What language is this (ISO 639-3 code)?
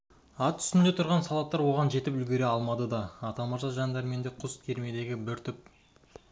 kaz